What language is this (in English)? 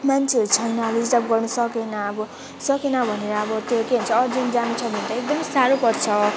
Nepali